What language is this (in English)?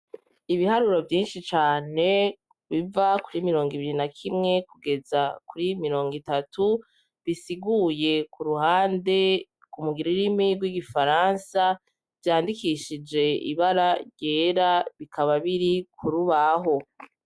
Rundi